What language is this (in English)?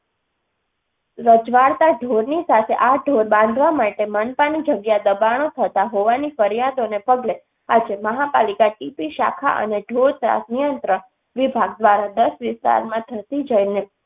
Gujarati